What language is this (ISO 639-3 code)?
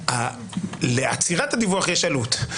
heb